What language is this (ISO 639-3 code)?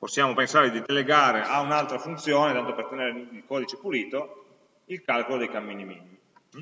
ita